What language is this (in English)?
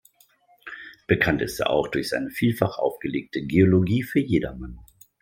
German